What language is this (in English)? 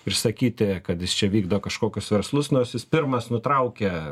Lithuanian